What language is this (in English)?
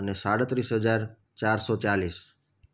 Gujarati